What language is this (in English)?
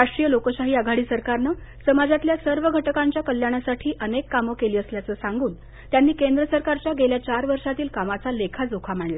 Marathi